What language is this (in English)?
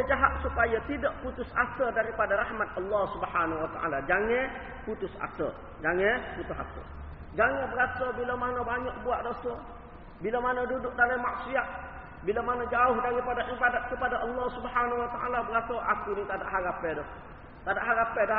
Malay